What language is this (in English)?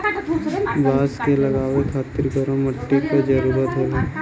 Bhojpuri